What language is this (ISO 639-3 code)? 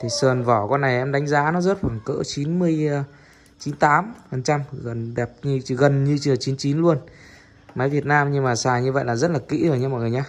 vie